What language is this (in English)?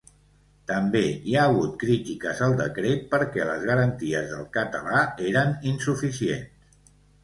Catalan